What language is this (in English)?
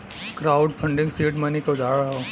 Bhojpuri